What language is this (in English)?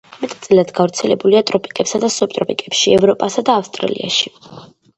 Georgian